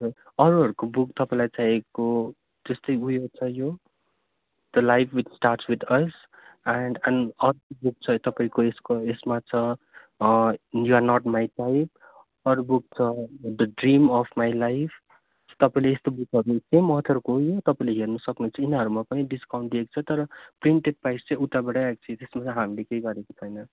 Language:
Nepali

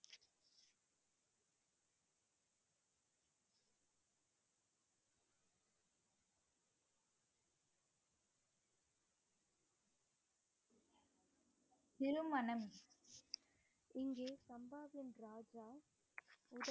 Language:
Tamil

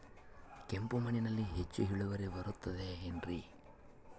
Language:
Kannada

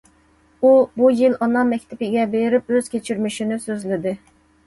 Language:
Uyghur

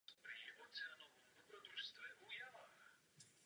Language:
Czech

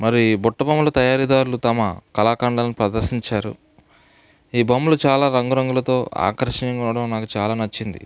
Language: Telugu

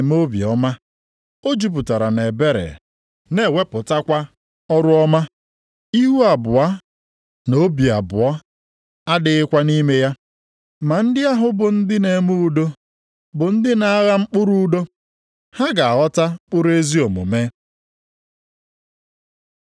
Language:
Igbo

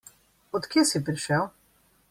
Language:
Slovenian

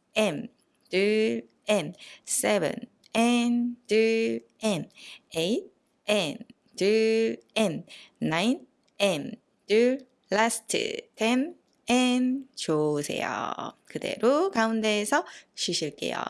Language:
Korean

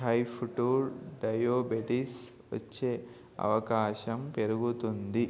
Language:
Telugu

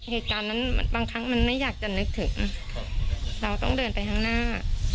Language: Thai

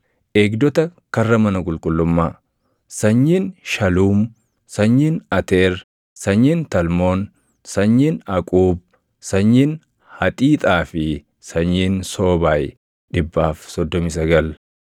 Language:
Oromo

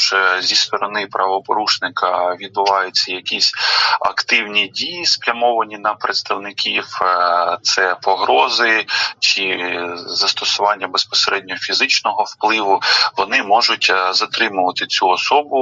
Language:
Ukrainian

